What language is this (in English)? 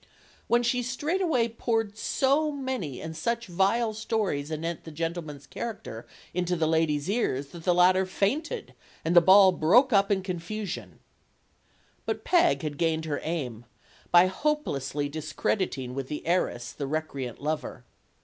English